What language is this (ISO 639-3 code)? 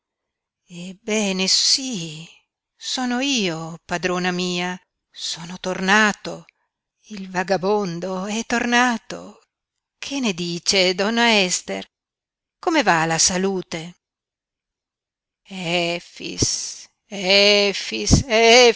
ita